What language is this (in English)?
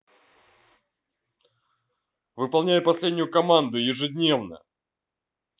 Russian